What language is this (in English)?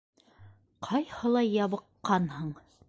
Bashkir